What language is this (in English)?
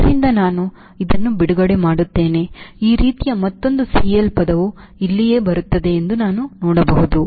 Kannada